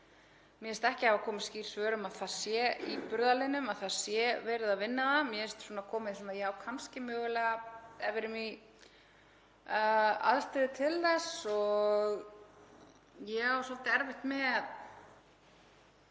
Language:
Icelandic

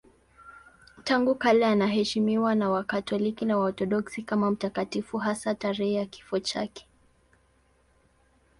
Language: Swahili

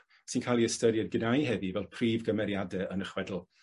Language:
Welsh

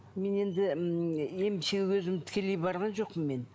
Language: Kazakh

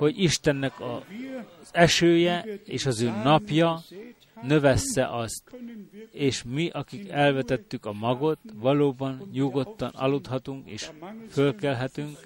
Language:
Hungarian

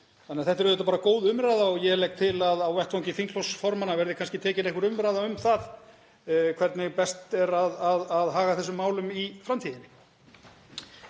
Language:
Icelandic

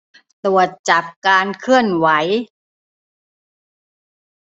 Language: Thai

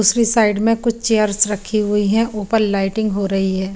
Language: Hindi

